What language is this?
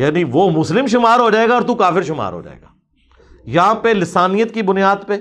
Urdu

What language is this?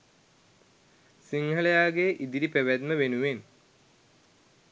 Sinhala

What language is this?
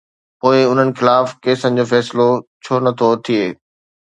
Sindhi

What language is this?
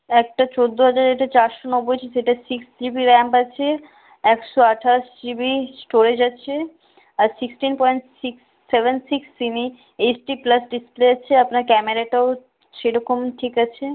Bangla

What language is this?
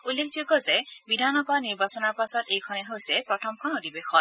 Assamese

